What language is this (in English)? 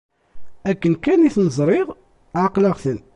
Kabyle